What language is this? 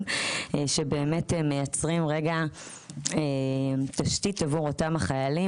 Hebrew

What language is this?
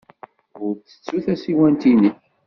Kabyle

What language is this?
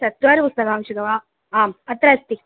Sanskrit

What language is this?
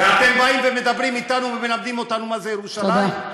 Hebrew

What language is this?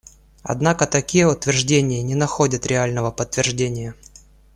Russian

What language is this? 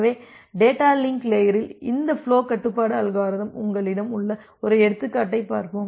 Tamil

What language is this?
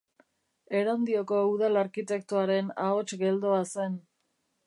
Basque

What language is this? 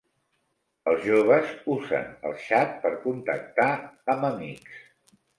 Catalan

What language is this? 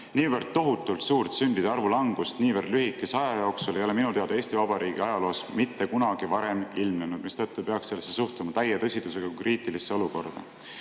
Estonian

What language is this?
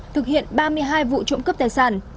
Vietnamese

